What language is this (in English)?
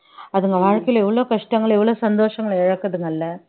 Tamil